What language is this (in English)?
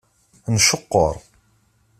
Kabyle